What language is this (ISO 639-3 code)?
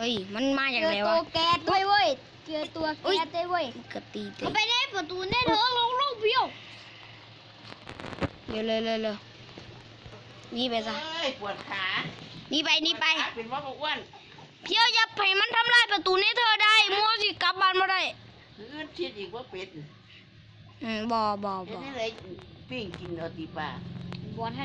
tha